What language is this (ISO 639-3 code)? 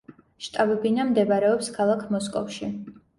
kat